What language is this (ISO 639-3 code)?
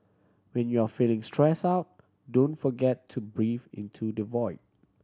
eng